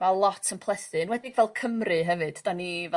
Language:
Welsh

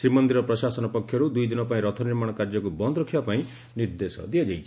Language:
Odia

